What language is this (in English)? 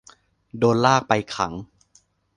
Thai